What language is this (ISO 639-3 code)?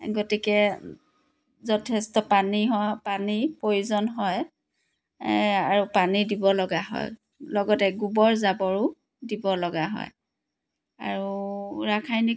asm